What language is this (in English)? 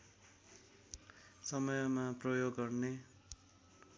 Nepali